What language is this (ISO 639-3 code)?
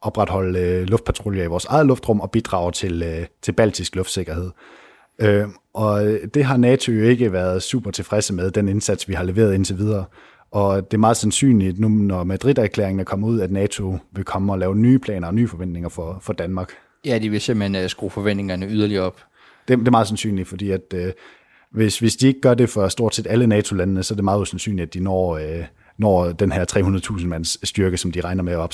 dan